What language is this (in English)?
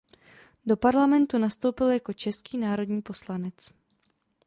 Czech